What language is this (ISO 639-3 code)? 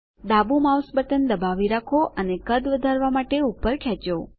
guj